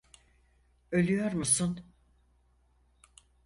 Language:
Turkish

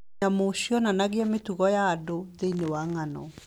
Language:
Kikuyu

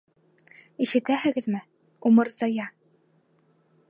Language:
Bashkir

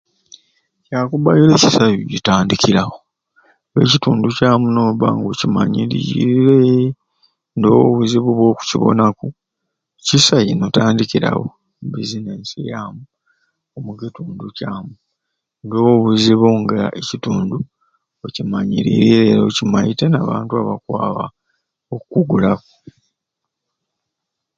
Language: Ruuli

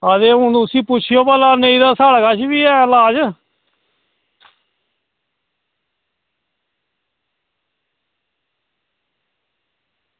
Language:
Dogri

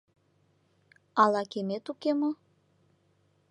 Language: Mari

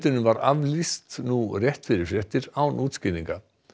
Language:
Icelandic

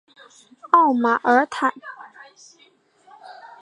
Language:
Chinese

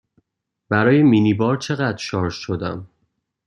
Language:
Persian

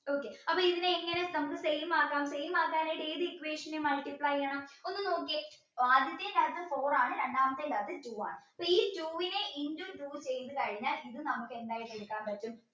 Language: Malayalam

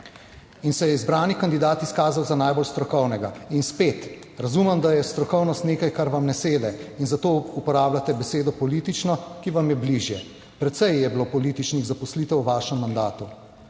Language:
Slovenian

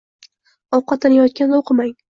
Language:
Uzbek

